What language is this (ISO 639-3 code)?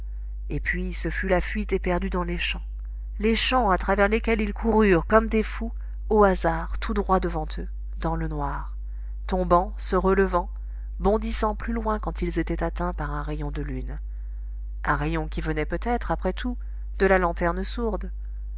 fra